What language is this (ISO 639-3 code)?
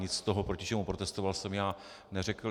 ces